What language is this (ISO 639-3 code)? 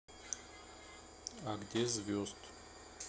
rus